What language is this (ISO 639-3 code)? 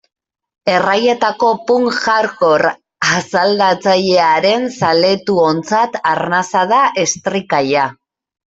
eus